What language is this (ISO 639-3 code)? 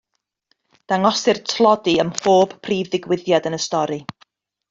cym